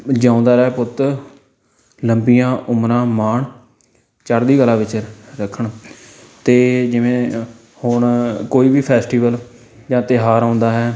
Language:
Punjabi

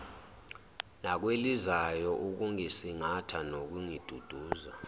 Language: Zulu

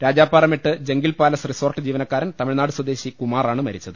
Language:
Malayalam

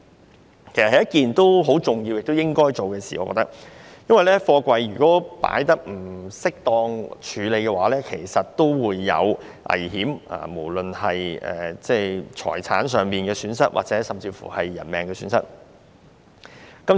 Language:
Cantonese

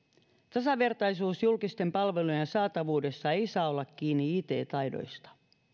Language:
Finnish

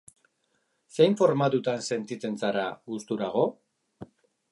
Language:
Basque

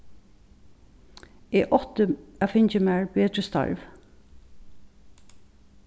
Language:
Faroese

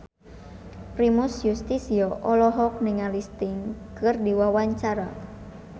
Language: Sundanese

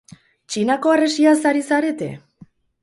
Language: Basque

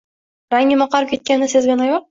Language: Uzbek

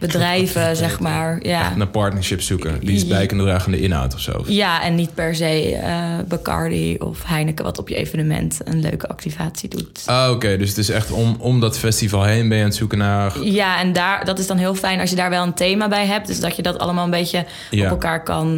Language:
Dutch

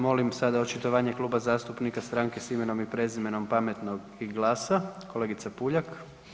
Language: Croatian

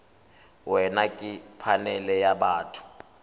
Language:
Tswana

